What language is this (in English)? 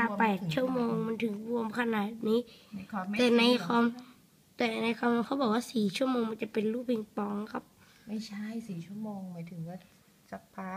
Thai